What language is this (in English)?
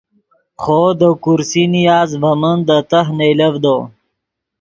Yidgha